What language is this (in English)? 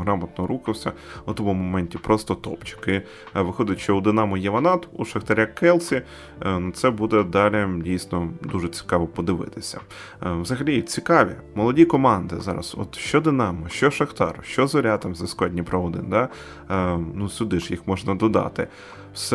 Ukrainian